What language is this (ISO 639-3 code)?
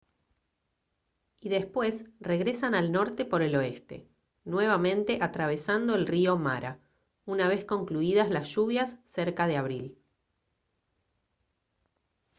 spa